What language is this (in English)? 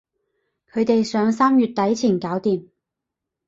Cantonese